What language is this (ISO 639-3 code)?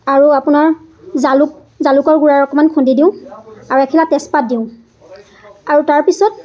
asm